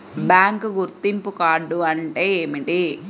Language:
Telugu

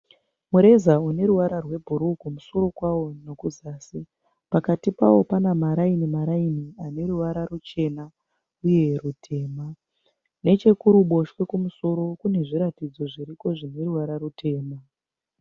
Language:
Shona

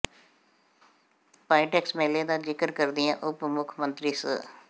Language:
Punjabi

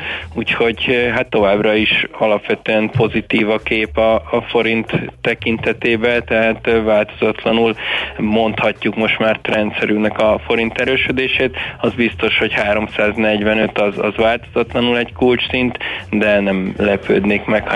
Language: Hungarian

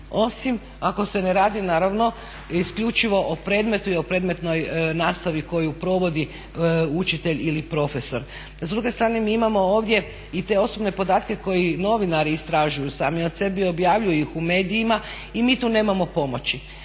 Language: Croatian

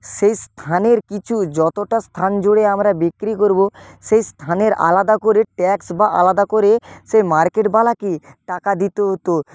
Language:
Bangla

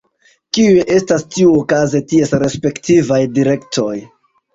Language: Esperanto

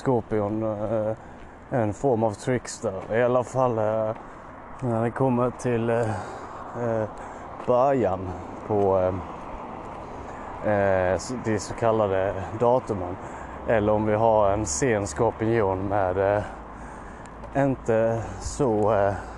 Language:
Swedish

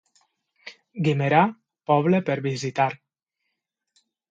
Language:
Catalan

